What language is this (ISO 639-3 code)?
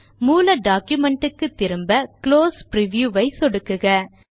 tam